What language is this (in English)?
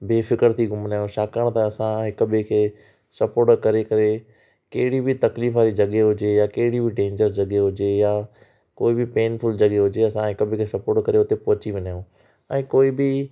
Sindhi